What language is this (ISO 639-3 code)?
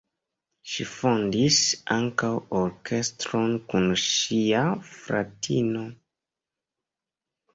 epo